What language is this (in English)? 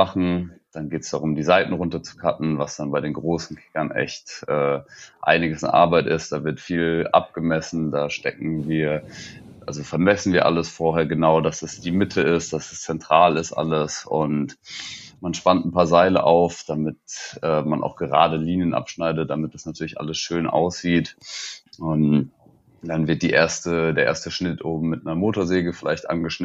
German